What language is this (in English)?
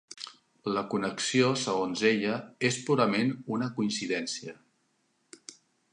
Catalan